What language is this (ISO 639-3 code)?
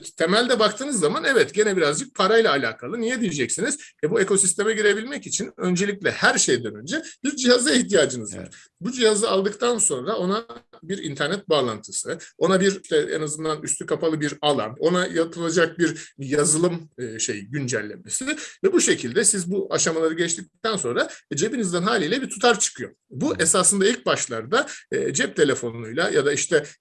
tur